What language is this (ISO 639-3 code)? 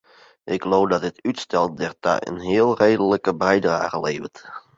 fry